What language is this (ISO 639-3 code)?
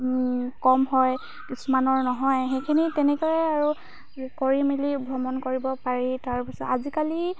asm